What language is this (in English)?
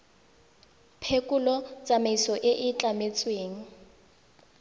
Tswana